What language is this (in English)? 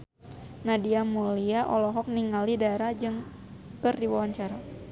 Sundanese